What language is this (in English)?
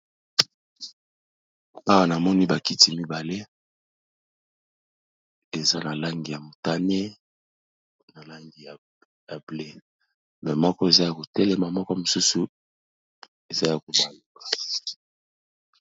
Lingala